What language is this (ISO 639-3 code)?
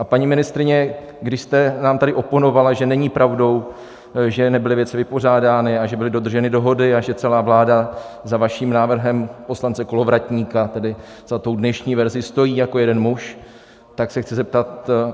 ces